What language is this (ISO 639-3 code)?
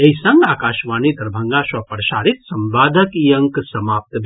mai